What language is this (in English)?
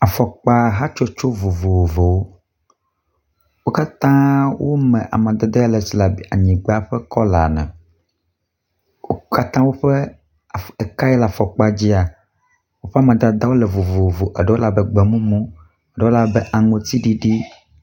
Ewe